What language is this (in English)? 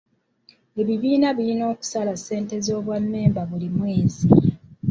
Ganda